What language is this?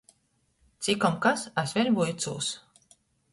Latgalian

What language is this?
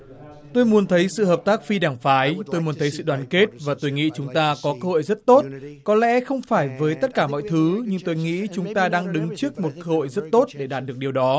Vietnamese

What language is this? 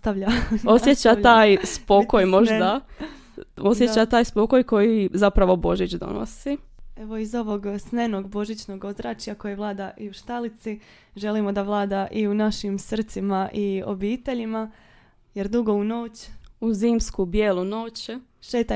Croatian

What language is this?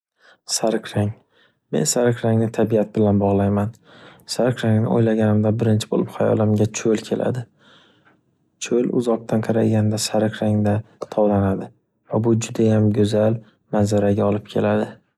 Uzbek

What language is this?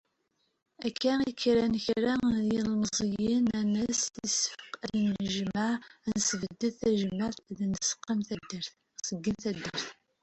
Kabyle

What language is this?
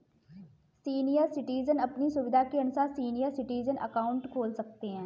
Hindi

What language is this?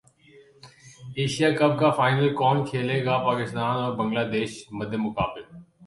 Urdu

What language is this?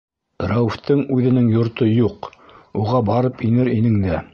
Bashkir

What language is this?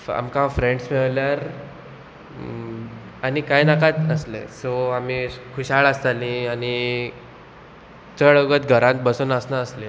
Konkani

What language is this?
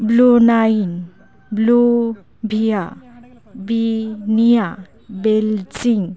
Santali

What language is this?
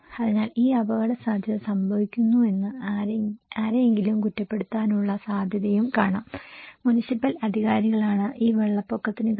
Malayalam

